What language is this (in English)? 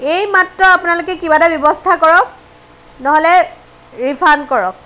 Assamese